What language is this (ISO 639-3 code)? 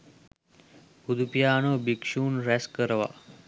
sin